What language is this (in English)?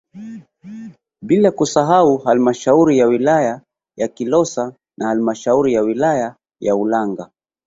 Swahili